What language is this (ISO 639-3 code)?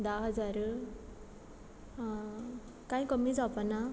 kok